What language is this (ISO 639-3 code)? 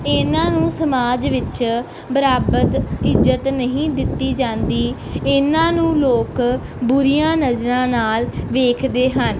pan